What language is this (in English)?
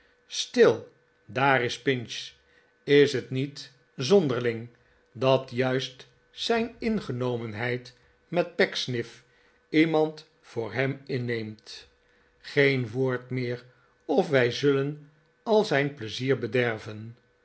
Dutch